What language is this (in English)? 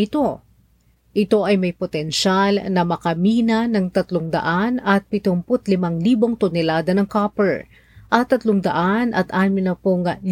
Filipino